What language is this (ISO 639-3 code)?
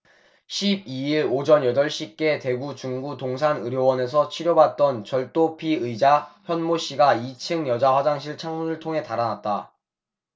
kor